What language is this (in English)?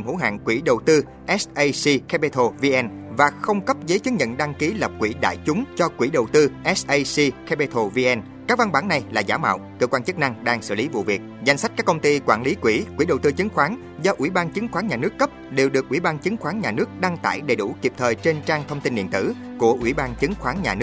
Vietnamese